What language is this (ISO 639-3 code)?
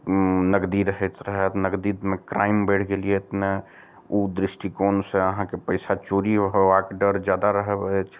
mai